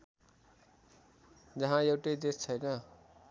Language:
Nepali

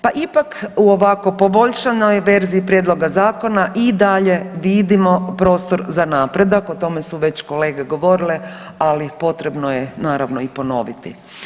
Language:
Croatian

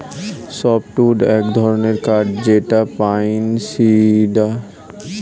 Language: Bangla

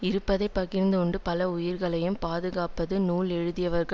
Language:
Tamil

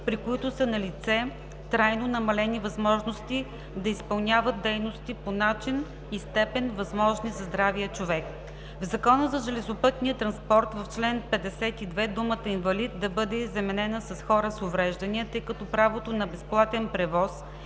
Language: Bulgarian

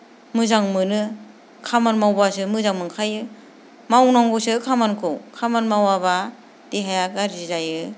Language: Bodo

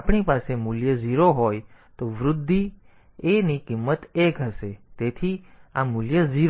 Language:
Gujarati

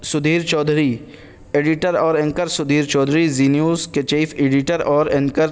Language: Urdu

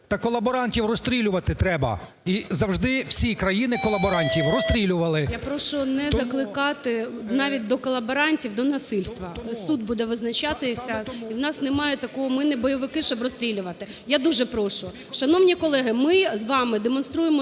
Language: Ukrainian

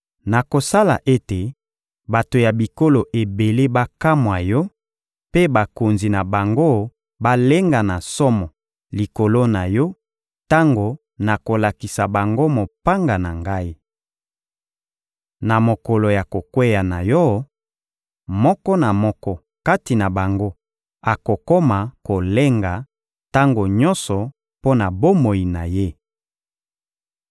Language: Lingala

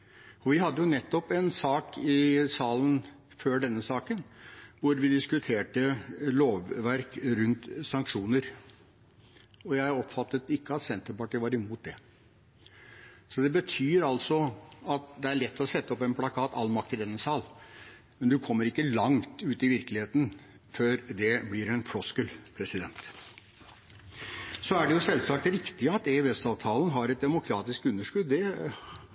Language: Norwegian Bokmål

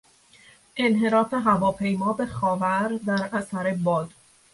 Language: Persian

